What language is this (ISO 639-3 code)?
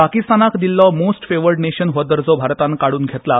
kok